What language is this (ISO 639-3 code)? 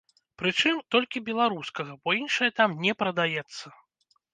bel